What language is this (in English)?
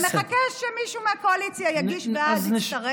Hebrew